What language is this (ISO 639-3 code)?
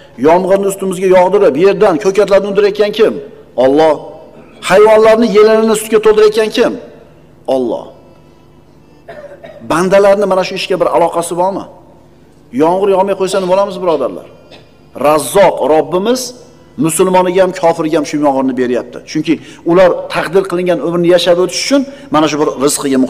tur